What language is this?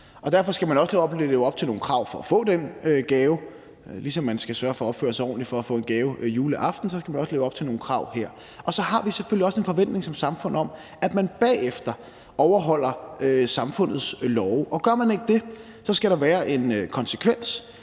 Danish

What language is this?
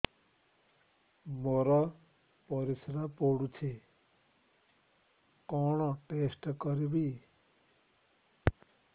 Odia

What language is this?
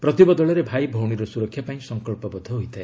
Odia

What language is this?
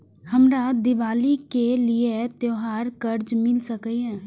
Maithili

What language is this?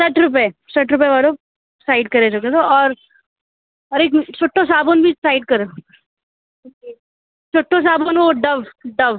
Sindhi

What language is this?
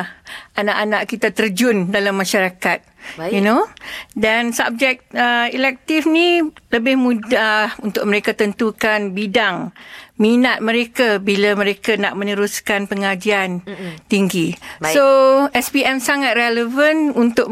Malay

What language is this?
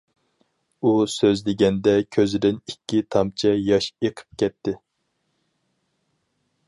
Uyghur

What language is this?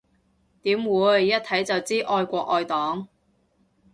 Cantonese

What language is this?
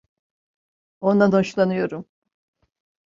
Turkish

